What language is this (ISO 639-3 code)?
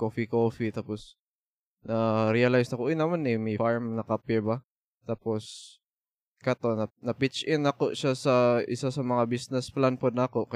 fil